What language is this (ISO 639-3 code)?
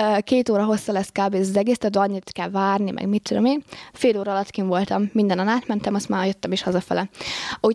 hun